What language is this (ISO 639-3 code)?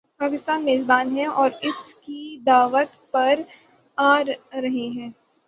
urd